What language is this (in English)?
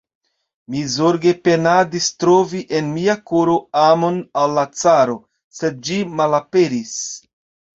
Esperanto